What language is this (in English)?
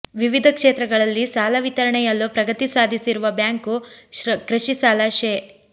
Kannada